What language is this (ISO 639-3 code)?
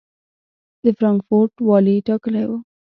pus